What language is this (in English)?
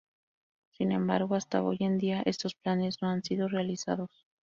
Spanish